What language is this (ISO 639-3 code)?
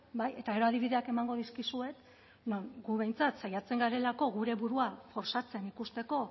eus